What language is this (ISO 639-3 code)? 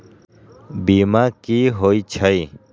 mag